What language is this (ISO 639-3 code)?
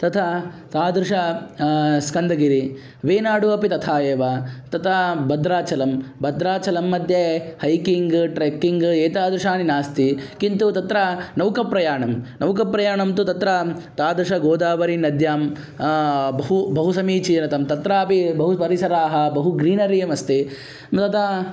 san